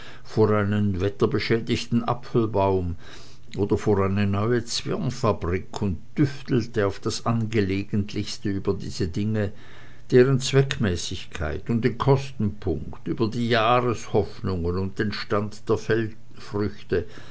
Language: German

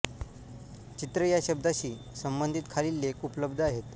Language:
Marathi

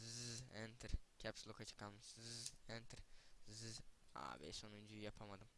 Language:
Turkish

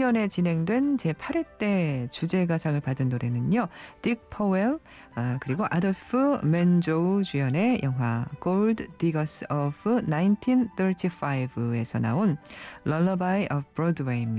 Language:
Korean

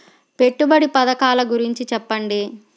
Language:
Telugu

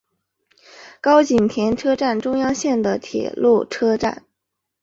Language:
Chinese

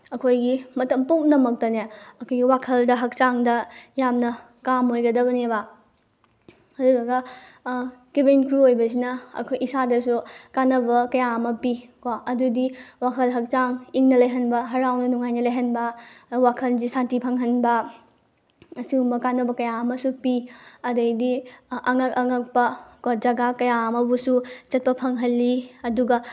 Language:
Manipuri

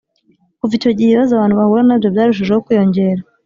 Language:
Kinyarwanda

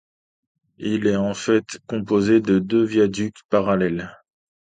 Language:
French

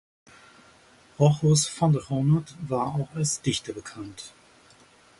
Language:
German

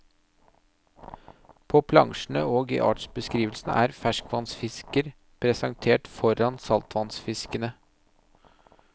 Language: Norwegian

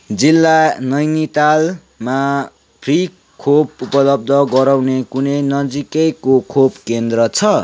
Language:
Nepali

